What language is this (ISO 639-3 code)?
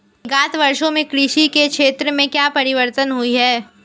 hin